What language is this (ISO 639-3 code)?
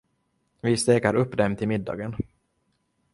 swe